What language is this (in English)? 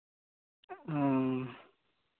Santali